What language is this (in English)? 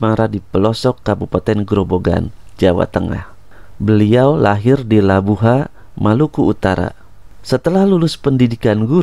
Indonesian